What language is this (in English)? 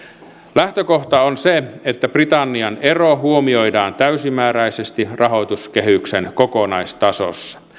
Finnish